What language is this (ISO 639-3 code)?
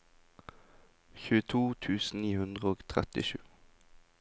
nor